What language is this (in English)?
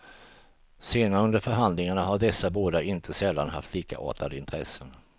Swedish